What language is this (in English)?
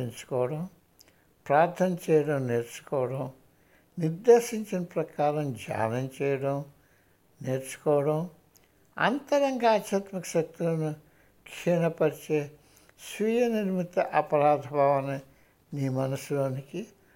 Telugu